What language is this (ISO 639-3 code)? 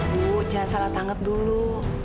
ind